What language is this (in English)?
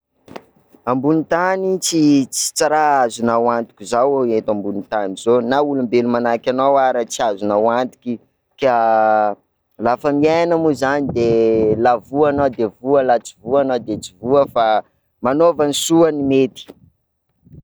Sakalava Malagasy